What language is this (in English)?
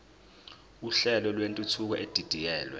Zulu